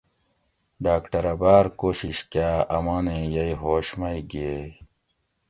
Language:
Gawri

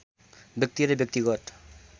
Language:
Nepali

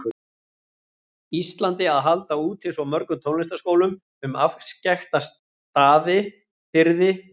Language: Icelandic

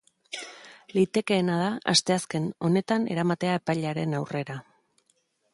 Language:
Basque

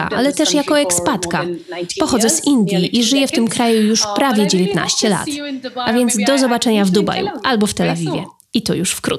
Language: Polish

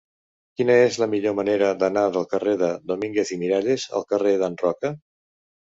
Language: Catalan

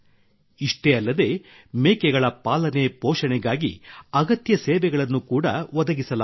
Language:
Kannada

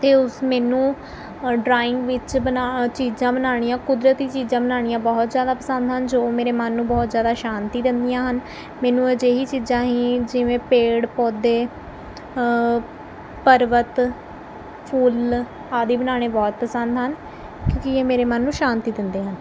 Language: Punjabi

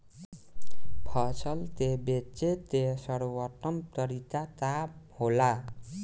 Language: Bhojpuri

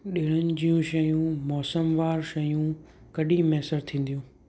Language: Sindhi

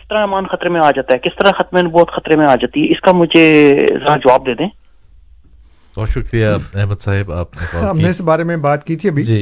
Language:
Urdu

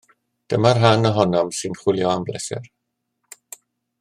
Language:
Welsh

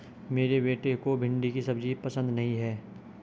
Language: Hindi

